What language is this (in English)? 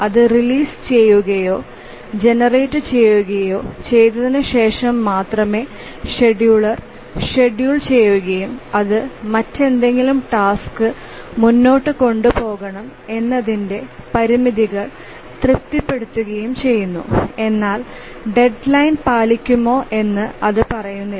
Malayalam